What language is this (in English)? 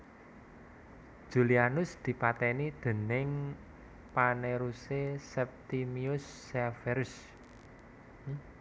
Javanese